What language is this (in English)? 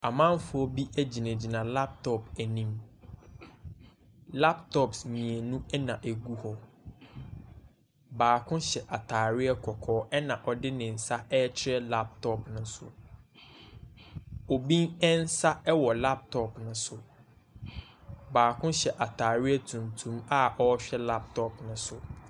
Akan